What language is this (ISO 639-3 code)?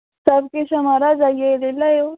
doi